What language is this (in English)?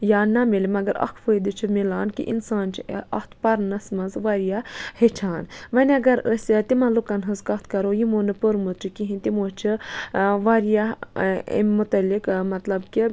Kashmiri